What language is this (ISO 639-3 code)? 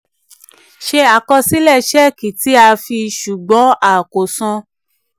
yor